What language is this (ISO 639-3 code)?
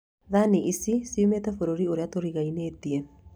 kik